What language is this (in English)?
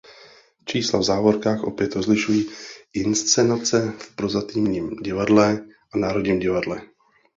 Czech